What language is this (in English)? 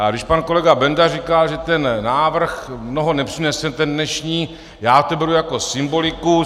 Czech